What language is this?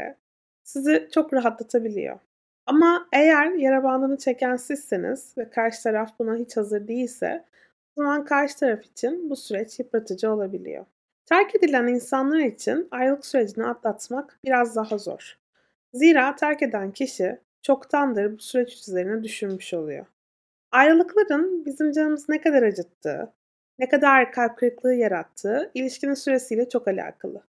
Turkish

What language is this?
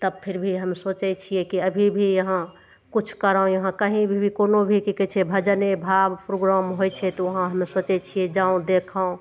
Maithili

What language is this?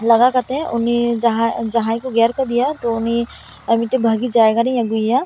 Santali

